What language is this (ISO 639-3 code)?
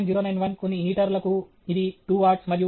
tel